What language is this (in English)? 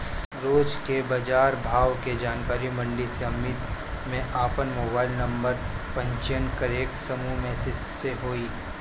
Bhojpuri